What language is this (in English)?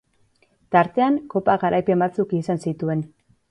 Basque